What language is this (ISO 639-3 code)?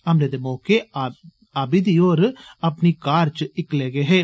doi